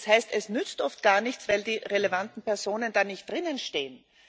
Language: German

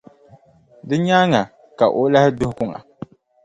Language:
Dagbani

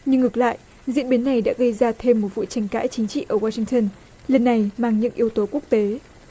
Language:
Vietnamese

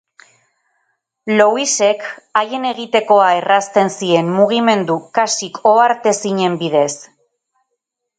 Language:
Basque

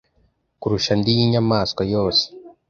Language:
Kinyarwanda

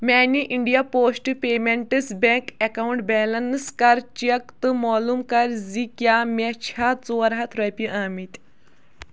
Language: Kashmiri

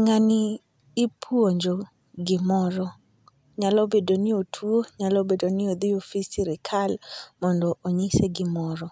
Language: Luo (Kenya and Tanzania)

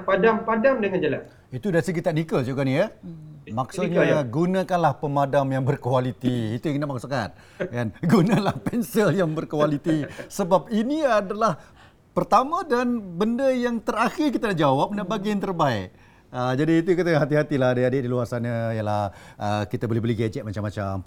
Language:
Malay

